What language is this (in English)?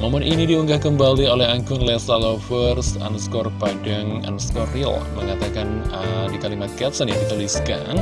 Indonesian